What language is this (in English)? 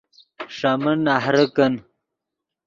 Yidgha